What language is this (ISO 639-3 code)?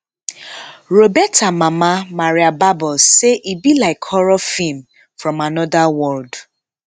pcm